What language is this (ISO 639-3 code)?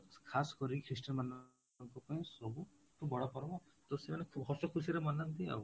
ori